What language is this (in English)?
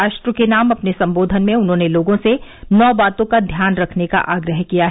Hindi